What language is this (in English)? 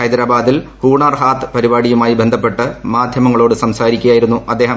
Malayalam